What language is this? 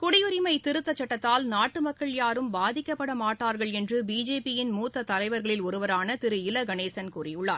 Tamil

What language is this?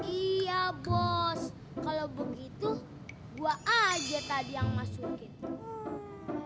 Indonesian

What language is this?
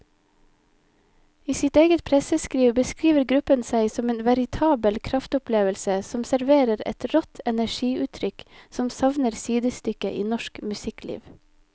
Norwegian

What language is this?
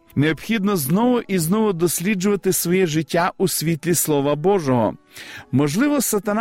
Ukrainian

